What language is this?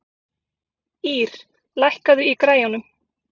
Icelandic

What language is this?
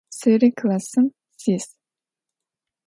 Adyghe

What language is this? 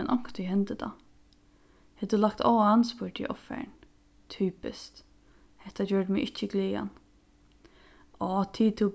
Faroese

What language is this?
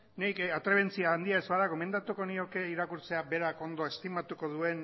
Basque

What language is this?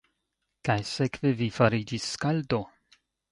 Esperanto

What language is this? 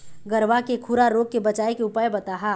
Chhattisgarhi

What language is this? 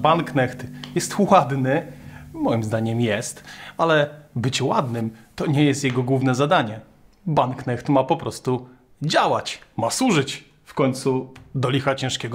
Polish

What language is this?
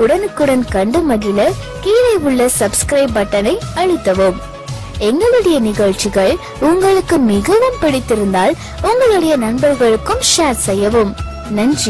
Hindi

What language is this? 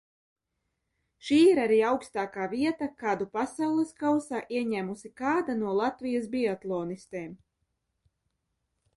Latvian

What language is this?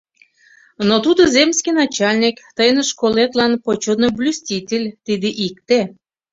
Mari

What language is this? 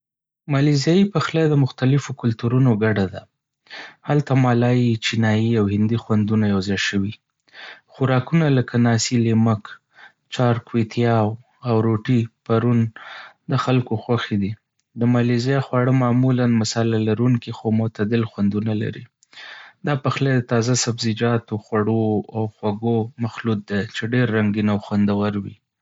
Pashto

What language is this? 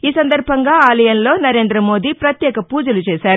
Telugu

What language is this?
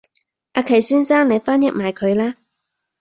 Cantonese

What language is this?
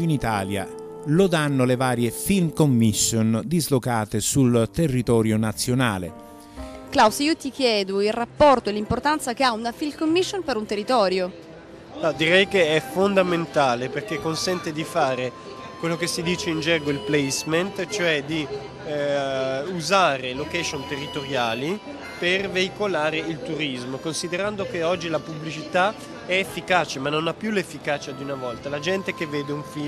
Italian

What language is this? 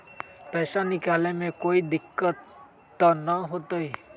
Magahi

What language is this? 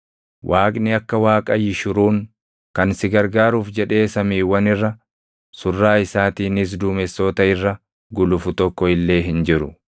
Oromo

